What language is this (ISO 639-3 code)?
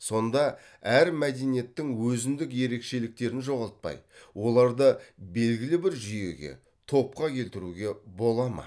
kaz